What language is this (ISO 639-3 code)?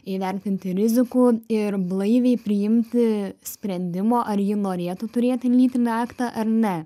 lit